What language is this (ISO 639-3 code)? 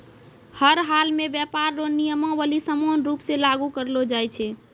mai